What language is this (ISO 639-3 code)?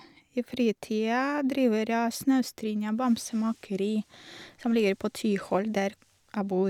nor